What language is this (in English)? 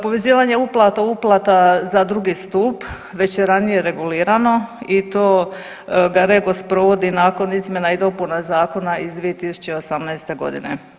Croatian